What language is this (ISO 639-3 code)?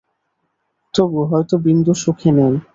ben